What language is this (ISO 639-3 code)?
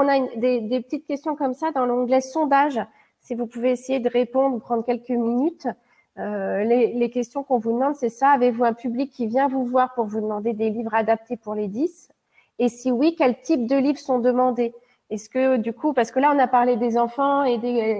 fra